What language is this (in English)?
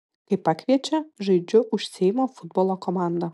Lithuanian